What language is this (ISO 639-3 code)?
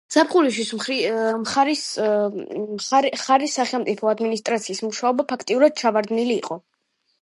kat